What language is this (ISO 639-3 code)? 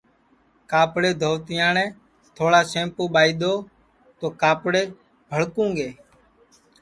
ssi